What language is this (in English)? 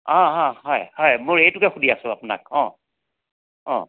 Assamese